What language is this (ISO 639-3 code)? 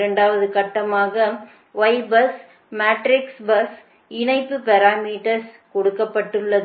tam